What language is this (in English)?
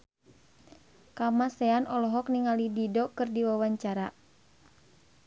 Sundanese